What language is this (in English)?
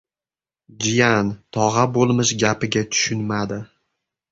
Uzbek